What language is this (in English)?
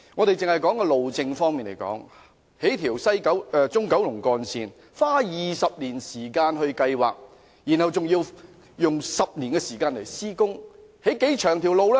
Cantonese